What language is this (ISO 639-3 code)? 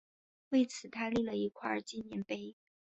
zho